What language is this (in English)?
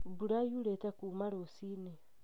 Kikuyu